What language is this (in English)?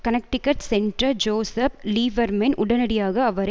Tamil